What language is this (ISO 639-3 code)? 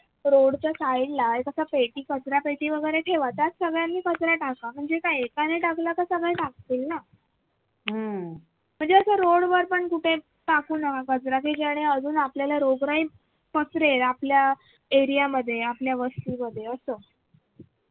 mar